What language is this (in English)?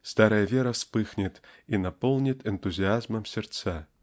Russian